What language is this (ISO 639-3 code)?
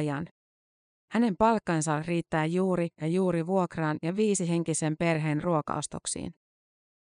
fin